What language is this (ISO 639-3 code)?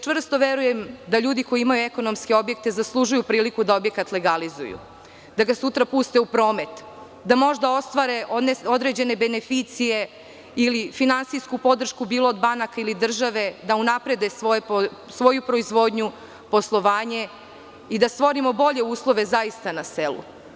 srp